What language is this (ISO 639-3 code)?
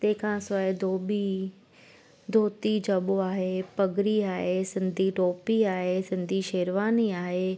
snd